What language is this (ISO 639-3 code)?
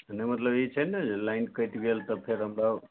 mai